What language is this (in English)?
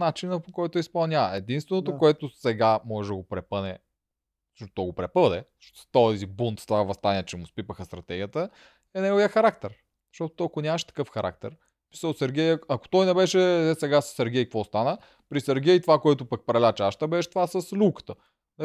Bulgarian